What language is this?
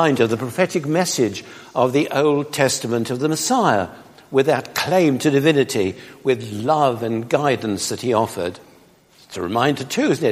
English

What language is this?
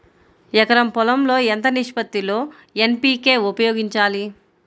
Telugu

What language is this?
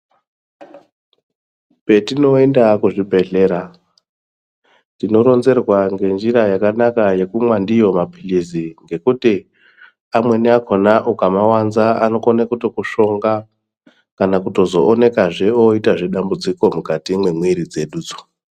Ndau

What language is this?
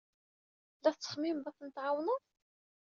Kabyle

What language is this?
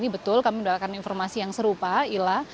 Indonesian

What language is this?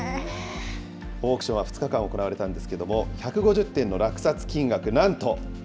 Japanese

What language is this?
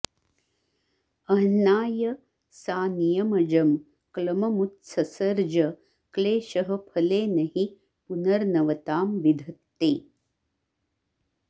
Sanskrit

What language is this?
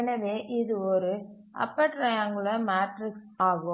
Tamil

